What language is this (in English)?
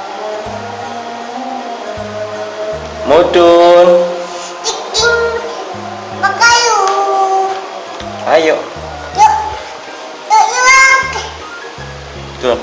Indonesian